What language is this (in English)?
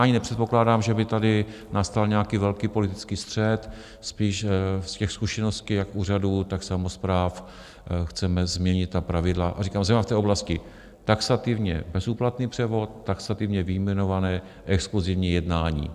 Czech